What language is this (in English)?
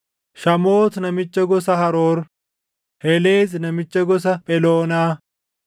Oromo